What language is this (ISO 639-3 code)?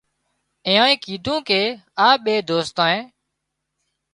kxp